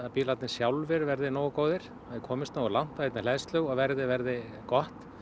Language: Icelandic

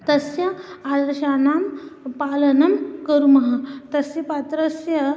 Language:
Sanskrit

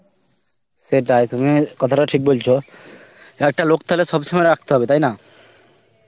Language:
Bangla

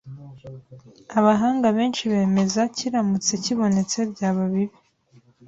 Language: Kinyarwanda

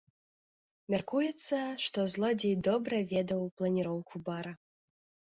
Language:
Belarusian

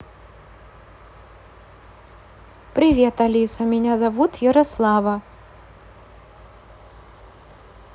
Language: Russian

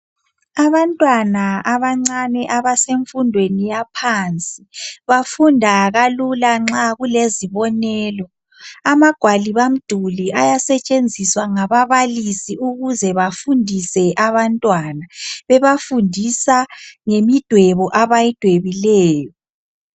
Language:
North Ndebele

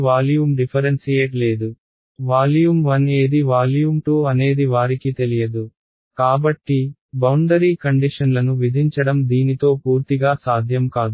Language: Telugu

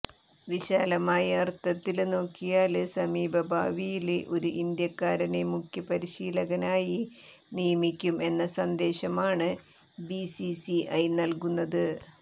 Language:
Malayalam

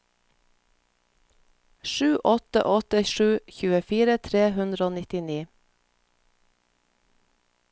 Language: Norwegian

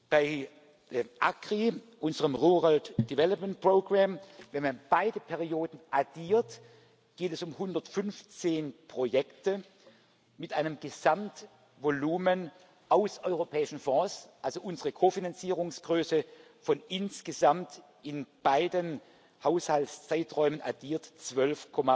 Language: German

